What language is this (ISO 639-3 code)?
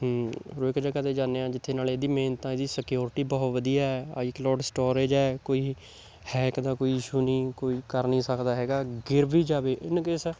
pan